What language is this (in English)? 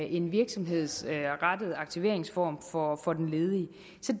Danish